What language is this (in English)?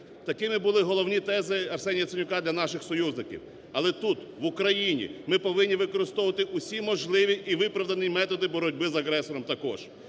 Ukrainian